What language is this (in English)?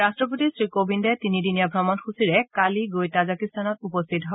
Assamese